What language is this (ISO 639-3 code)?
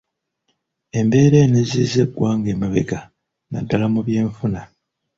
lug